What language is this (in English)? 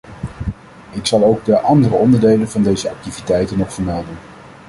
Dutch